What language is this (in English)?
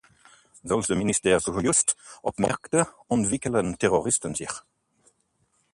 Dutch